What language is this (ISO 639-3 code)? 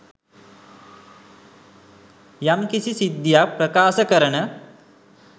sin